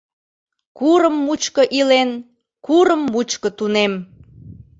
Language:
Mari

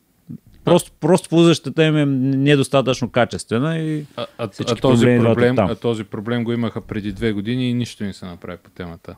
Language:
Bulgarian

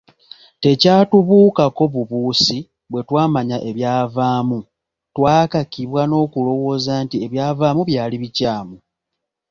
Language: Ganda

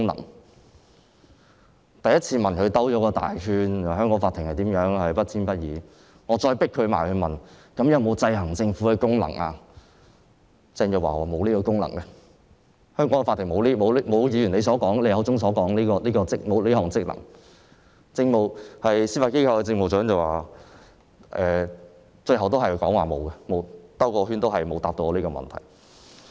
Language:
Cantonese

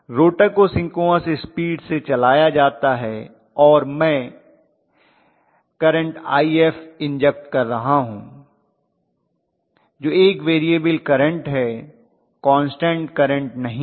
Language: Hindi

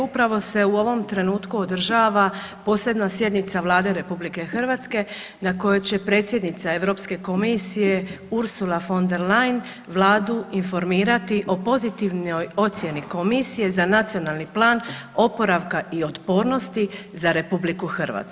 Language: Croatian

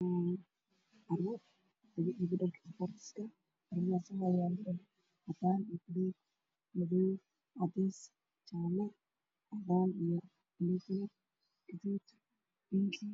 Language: Somali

